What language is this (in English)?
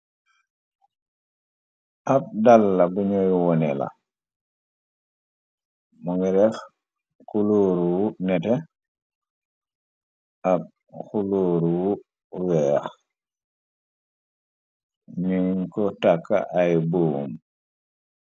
Wolof